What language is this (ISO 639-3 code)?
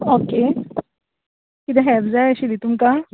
kok